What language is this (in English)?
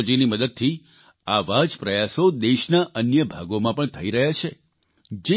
Gujarati